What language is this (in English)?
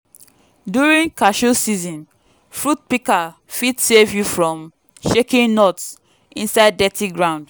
Nigerian Pidgin